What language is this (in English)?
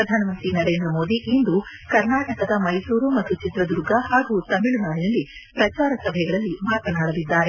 Kannada